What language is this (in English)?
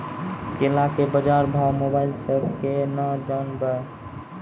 Maithili